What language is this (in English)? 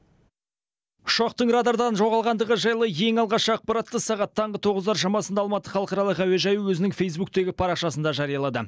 Kazakh